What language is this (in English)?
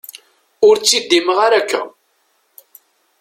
Kabyle